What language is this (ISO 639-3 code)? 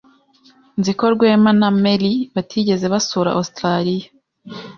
kin